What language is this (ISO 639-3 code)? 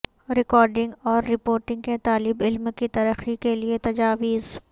urd